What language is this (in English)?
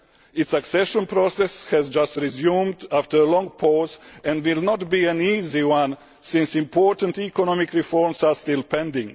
English